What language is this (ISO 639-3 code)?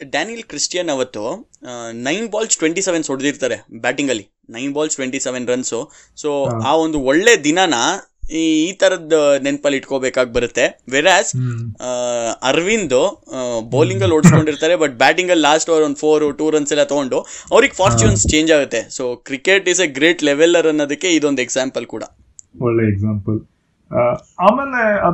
kan